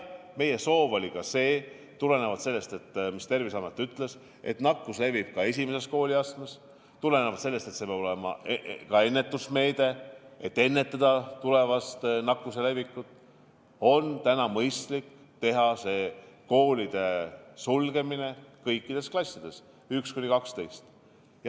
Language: Estonian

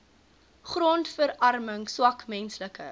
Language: Afrikaans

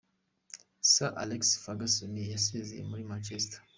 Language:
Kinyarwanda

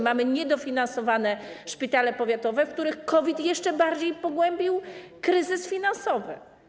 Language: Polish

